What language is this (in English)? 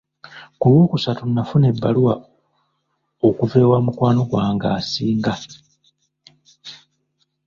Ganda